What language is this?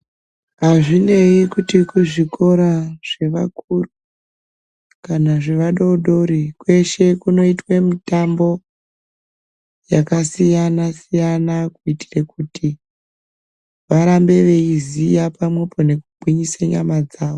Ndau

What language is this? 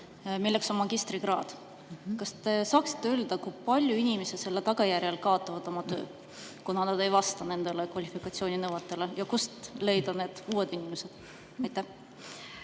Estonian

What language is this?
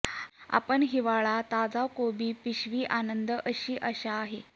Marathi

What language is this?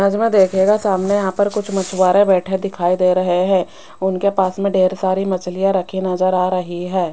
Hindi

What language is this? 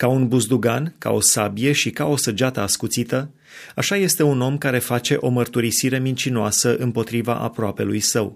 Romanian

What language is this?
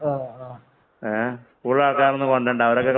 Malayalam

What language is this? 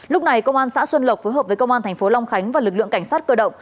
Vietnamese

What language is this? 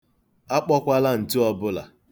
Igbo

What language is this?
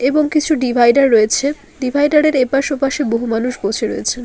Bangla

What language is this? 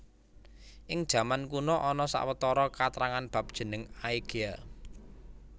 Javanese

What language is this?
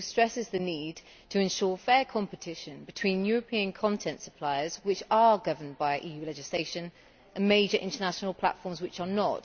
English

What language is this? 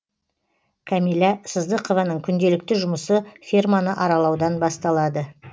Kazakh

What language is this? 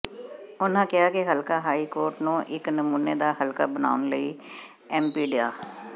Punjabi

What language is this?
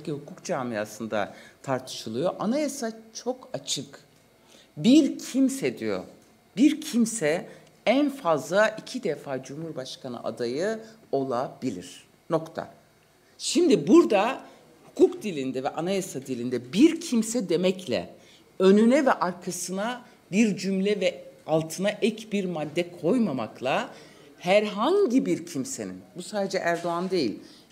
Turkish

